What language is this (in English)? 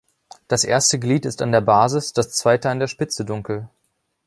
German